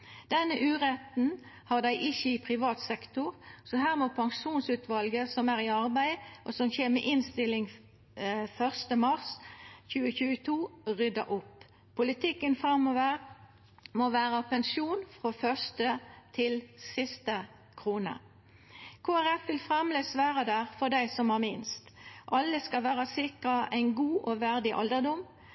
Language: Norwegian Nynorsk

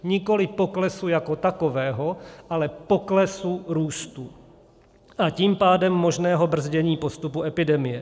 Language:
Czech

